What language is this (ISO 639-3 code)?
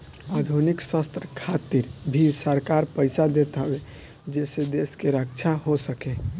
bho